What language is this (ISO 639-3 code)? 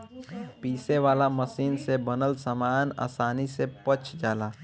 bho